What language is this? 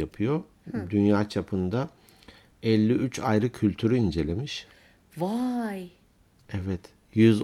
Turkish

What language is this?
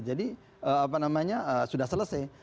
Indonesian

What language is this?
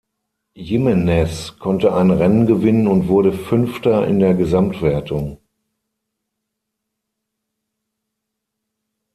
German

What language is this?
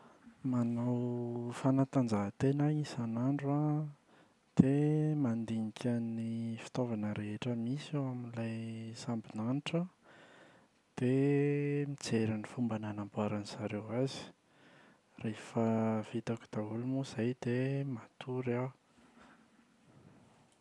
Malagasy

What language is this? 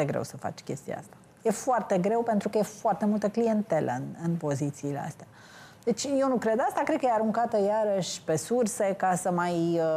Romanian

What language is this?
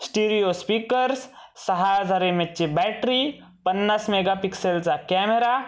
Marathi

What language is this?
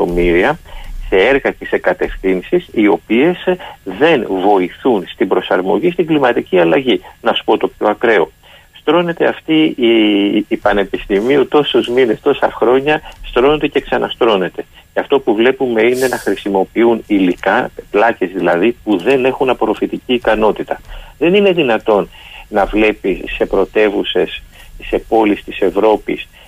Greek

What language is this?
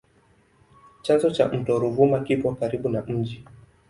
Swahili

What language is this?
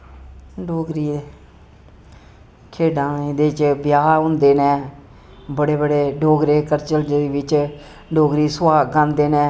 Dogri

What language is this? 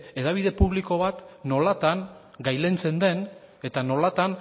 Basque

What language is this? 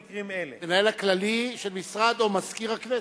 Hebrew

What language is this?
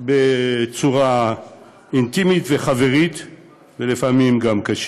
Hebrew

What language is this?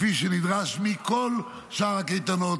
Hebrew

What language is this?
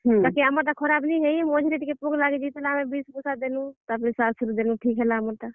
Odia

